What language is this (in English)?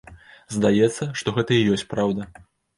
Belarusian